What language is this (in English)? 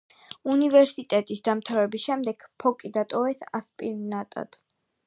Georgian